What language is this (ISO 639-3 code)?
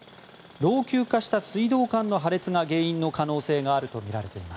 jpn